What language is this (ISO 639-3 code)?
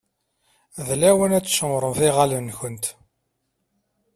kab